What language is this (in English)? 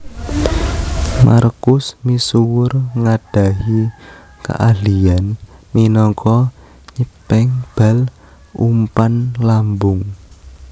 Javanese